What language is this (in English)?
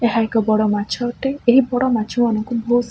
Odia